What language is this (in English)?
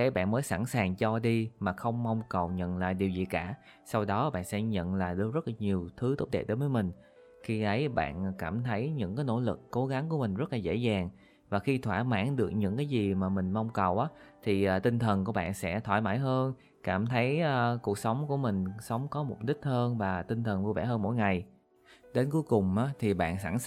Vietnamese